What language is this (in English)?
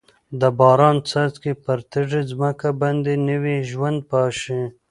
Pashto